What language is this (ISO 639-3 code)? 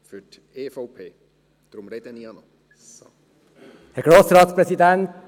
gsw